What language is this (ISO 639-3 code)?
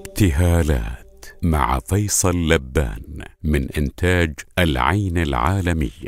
ara